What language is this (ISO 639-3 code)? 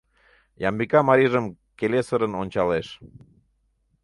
chm